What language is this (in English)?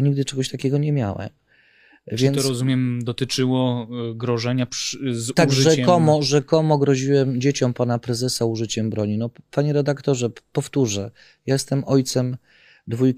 Polish